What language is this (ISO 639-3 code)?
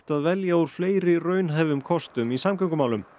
isl